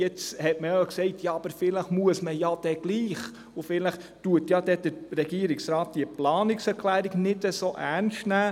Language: Swiss German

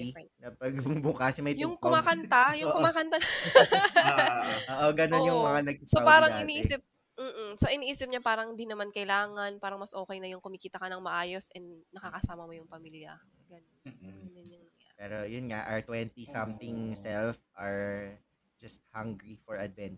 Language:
Filipino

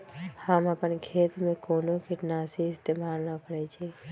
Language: Magahi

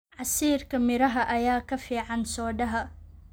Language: Somali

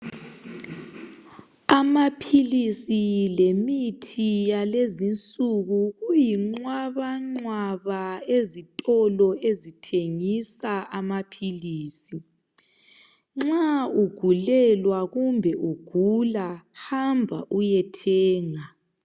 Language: North Ndebele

